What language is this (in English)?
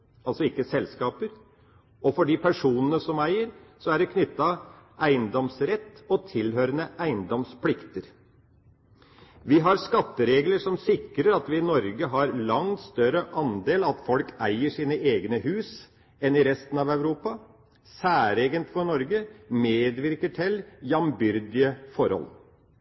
Norwegian Bokmål